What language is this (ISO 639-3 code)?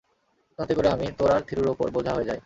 ben